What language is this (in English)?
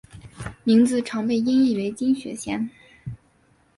Chinese